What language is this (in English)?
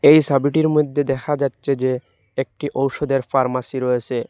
Bangla